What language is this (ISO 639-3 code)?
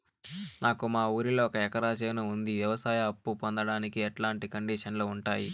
tel